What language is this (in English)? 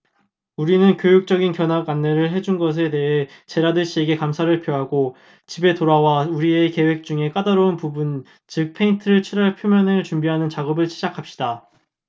Korean